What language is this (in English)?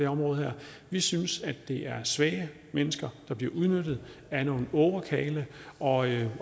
Danish